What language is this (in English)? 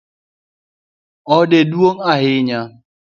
Luo (Kenya and Tanzania)